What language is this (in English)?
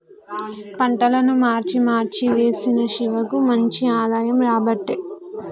Telugu